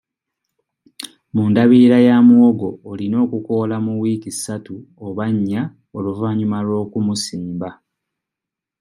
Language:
Ganda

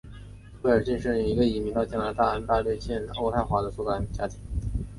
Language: Chinese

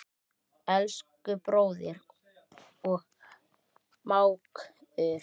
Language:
Icelandic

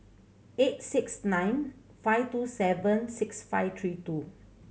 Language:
English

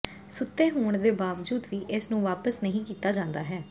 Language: Punjabi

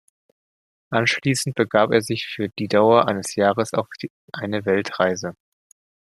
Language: German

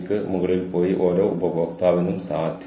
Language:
Malayalam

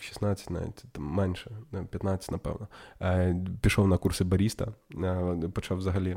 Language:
Ukrainian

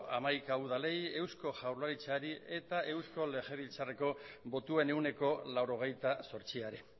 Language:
Basque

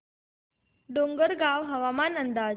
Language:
Marathi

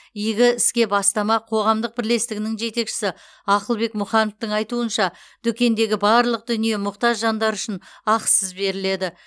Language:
Kazakh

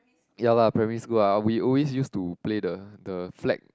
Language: English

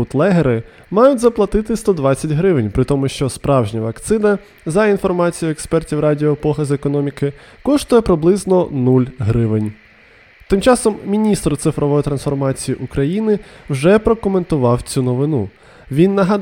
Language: Ukrainian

